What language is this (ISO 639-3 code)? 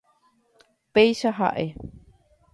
grn